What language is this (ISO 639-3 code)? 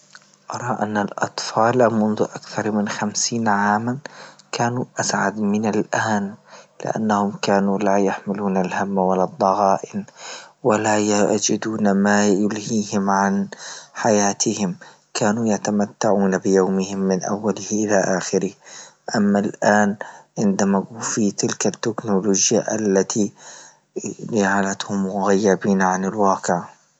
ayl